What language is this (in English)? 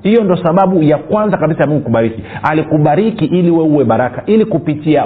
Swahili